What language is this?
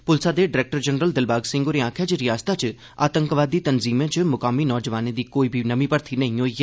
Dogri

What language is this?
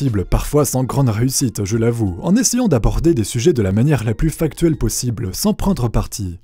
French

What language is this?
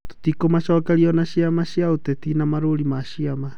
Kikuyu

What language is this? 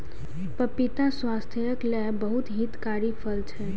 Maithili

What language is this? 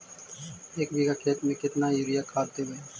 Magahi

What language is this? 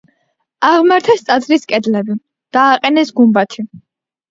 Georgian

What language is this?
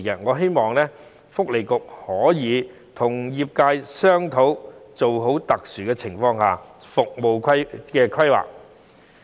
Cantonese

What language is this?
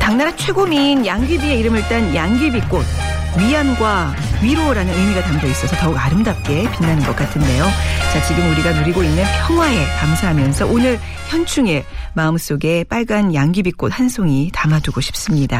Korean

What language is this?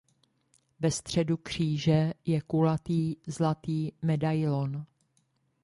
Czech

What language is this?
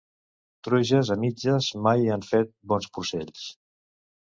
Catalan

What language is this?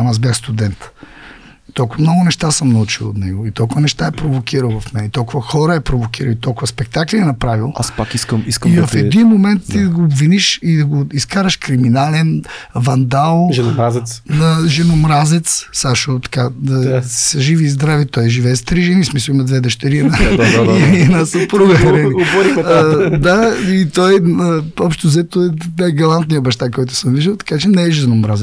Bulgarian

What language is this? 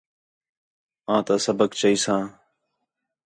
Khetrani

